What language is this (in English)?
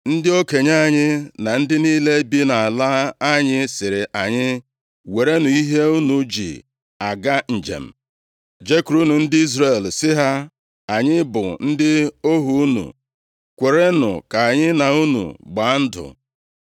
Igbo